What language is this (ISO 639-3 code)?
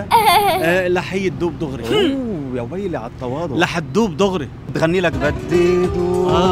ara